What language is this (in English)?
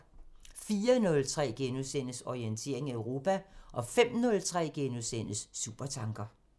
Danish